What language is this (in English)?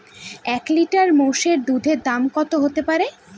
Bangla